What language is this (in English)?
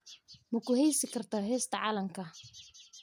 Somali